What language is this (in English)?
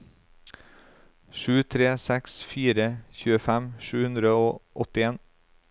Norwegian